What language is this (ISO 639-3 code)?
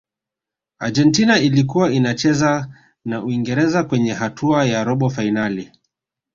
swa